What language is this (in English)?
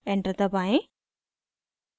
Hindi